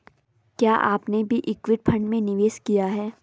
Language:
Hindi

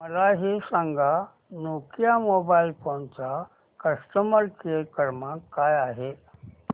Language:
Marathi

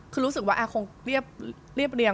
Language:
Thai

